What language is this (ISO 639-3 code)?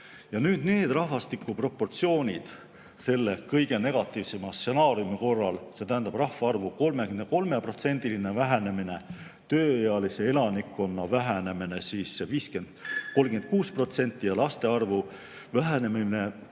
est